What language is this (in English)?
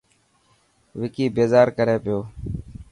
Dhatki